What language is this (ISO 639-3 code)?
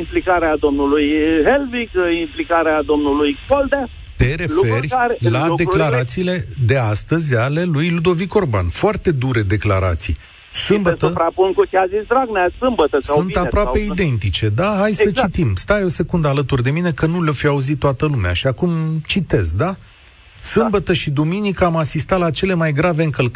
ron